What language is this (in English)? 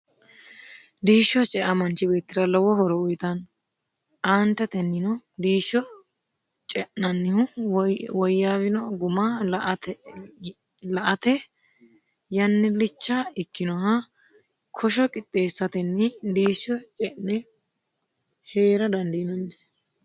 Sidamo